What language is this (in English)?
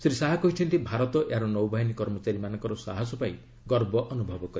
Odia